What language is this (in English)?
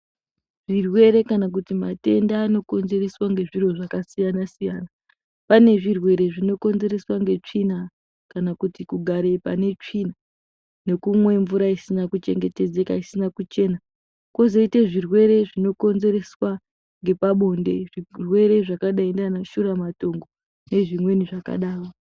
Ndau